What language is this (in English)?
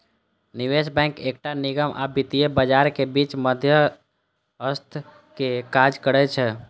Maithili